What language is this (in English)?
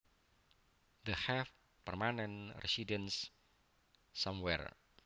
Javanese